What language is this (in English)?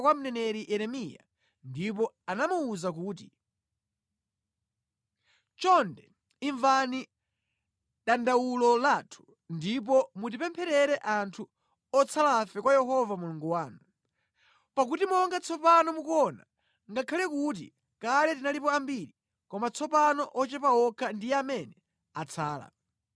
Nyanja